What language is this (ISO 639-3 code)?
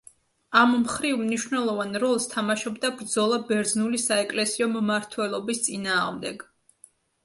kat